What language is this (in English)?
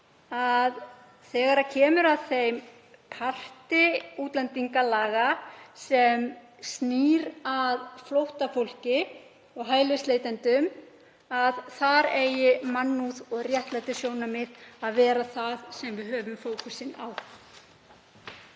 Icelandic